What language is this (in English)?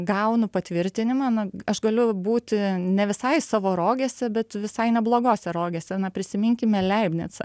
Lithuanian